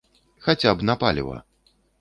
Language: Belarusian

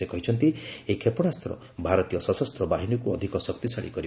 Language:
Odia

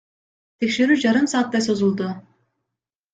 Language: Kyrgyz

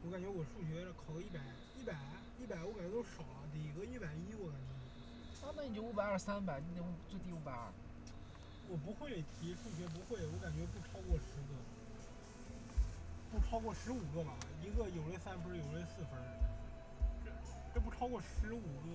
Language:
Chinese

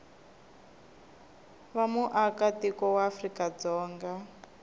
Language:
Tsonga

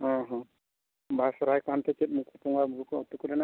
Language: Santali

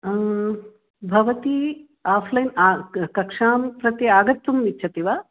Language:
Sanskrit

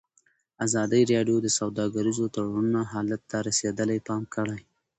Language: Pashto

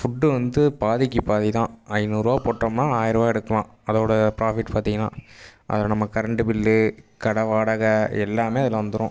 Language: Tamil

